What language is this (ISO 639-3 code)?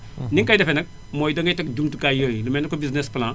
wol